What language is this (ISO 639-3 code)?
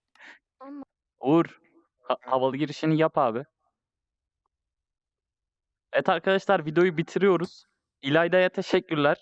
tur